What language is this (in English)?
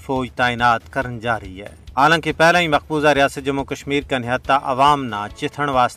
Urdu